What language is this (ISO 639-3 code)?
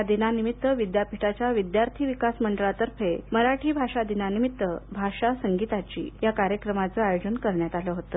mar